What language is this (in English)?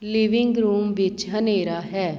Punjabi